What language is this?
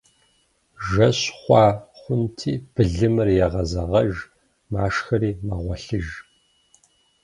Kabardian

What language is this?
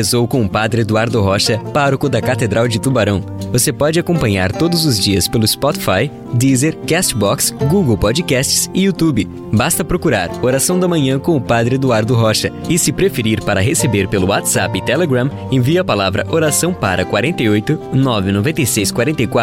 Portuguese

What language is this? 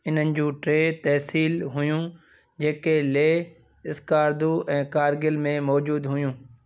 Sindhi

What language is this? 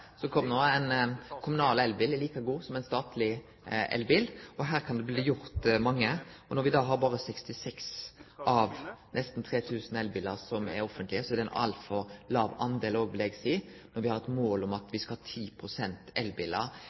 Norwegian Nynorsk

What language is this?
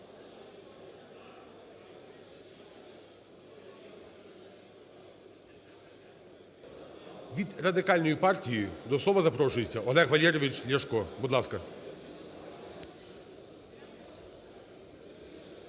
Ukrainian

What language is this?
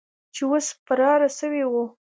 Pashto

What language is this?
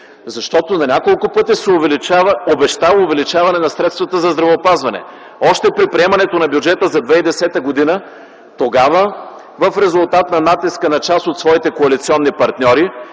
Bulgarian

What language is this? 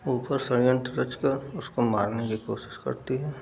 Hindi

